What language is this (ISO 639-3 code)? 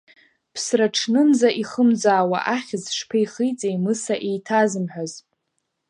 abk